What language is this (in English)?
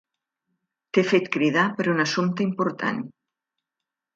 Catalan